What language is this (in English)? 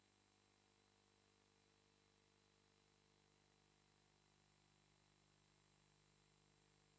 Italian